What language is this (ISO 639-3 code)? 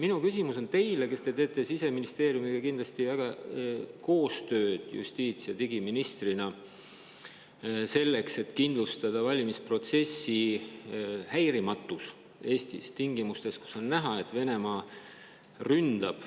est